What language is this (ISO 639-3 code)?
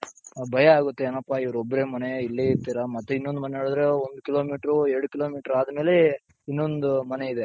kan